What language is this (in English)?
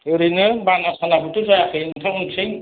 Bodo